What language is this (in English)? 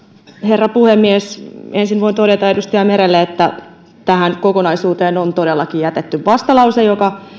Finnish